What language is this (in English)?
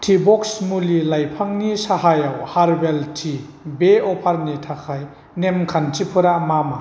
Bodo